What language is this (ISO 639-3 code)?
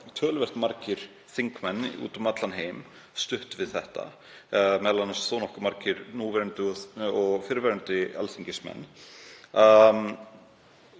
isl